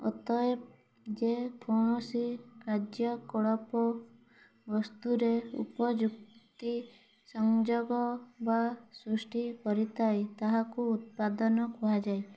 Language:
Odia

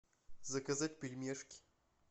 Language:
Russian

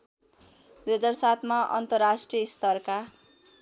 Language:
Nepali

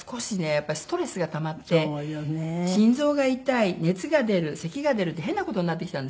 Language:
Japanese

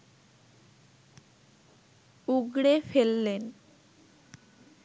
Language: Bangla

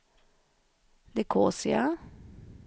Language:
Swedish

